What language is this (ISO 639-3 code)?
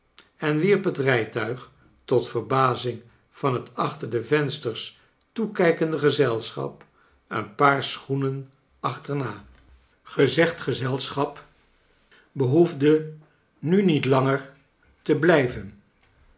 nld